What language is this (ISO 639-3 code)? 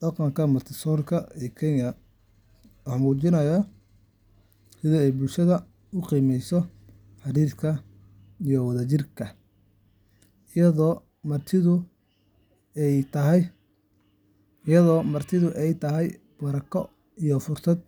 som